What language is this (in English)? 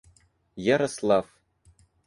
Russian